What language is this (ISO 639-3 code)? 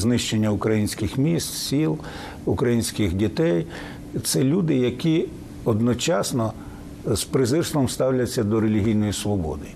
ukr